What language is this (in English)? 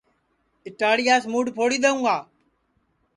Sansi